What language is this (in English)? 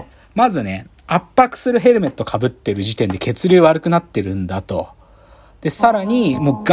Japanese